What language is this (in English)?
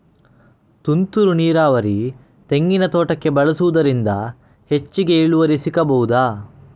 Kannada